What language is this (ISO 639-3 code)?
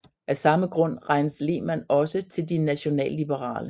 dan